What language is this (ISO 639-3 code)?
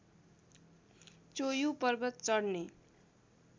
nep